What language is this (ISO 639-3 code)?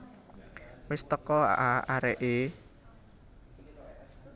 jav